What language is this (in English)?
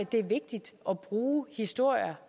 Danish